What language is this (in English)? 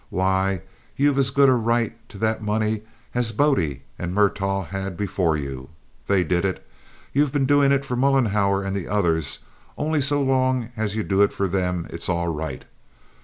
English